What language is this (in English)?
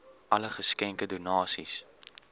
Afrikaans